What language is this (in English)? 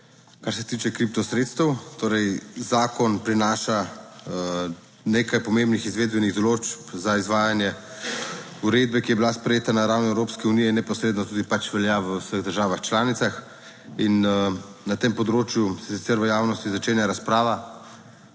Slovenian